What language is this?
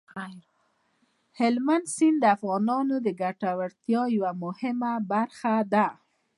Pashto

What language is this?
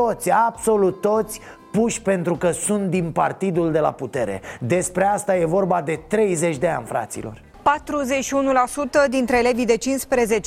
Romanian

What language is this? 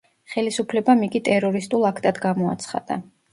Georgian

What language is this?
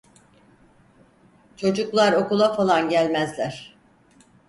Turkish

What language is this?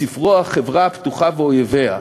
Hebrew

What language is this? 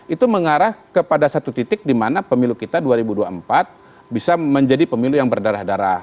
Indonesian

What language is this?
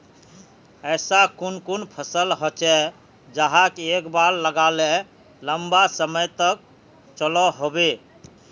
Magahi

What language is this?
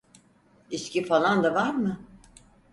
Turkish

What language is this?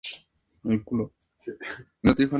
Spanish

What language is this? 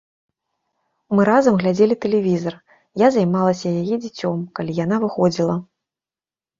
Belarusian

